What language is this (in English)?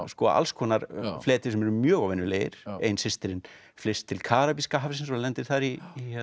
Icelandic